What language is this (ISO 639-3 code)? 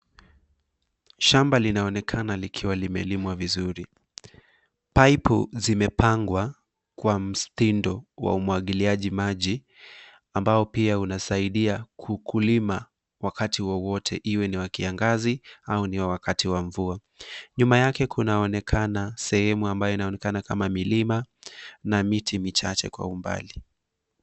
swa